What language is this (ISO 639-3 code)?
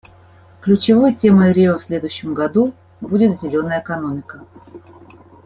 rus